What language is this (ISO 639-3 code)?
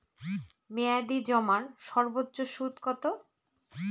ben